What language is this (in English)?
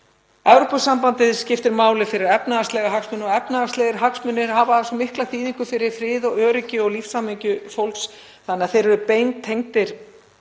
Icelandic